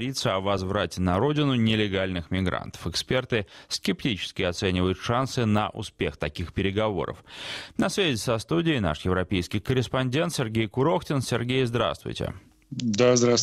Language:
Russian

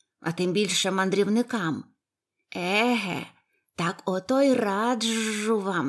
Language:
Ukrainian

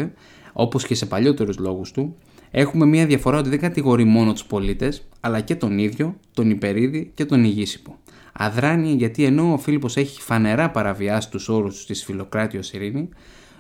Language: Greek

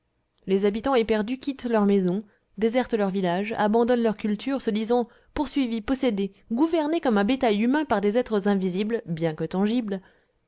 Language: French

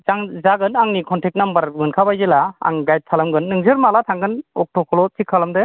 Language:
Bodo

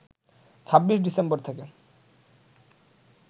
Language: Bangla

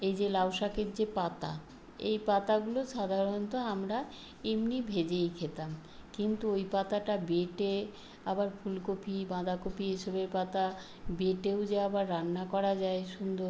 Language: Bangla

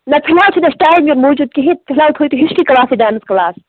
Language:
Kashmiri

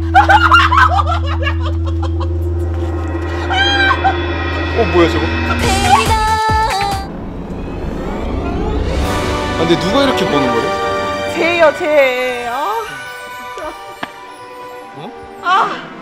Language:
Korean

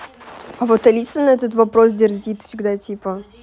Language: Russian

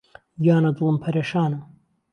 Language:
Central Kurdish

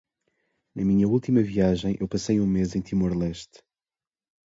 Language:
Portuguese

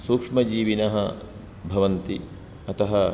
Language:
Sanskrit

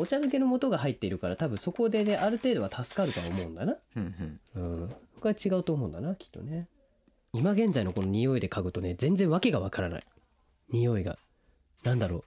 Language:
Japanese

